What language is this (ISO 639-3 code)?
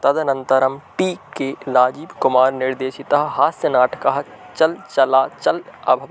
san